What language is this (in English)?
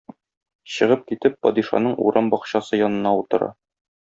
Tatar